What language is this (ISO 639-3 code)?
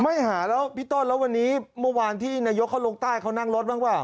tha